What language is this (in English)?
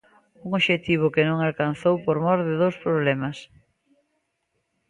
Galician